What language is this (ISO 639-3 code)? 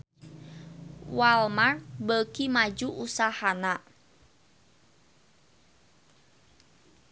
sun